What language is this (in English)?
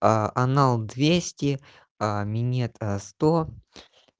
Russian